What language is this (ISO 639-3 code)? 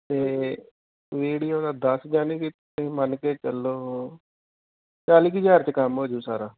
pan